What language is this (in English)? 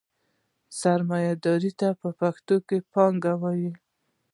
Pashto